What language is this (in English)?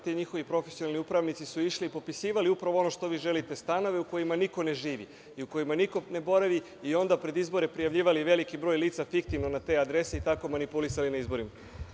Serbian